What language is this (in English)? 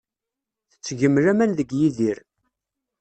Kabyle